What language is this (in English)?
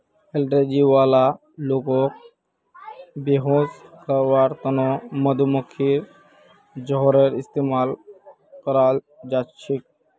Magahi